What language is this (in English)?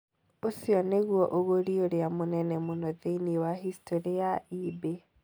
Kikuyu